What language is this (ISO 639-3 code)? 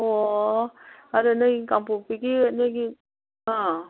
mni